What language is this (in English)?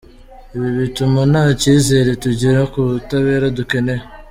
Kinyarwanda